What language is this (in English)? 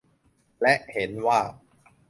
Thai